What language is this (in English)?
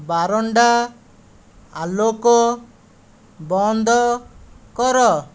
Odia